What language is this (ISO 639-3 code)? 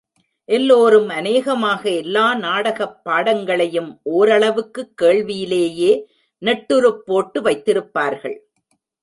tam